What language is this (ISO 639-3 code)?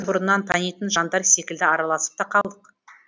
kaz